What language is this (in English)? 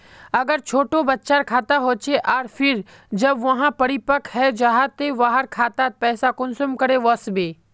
Magahi